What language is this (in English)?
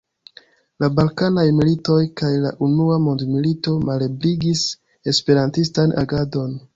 Esperanto